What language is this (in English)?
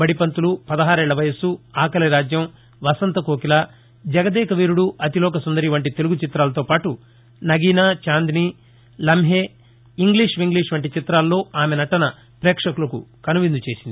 Telugu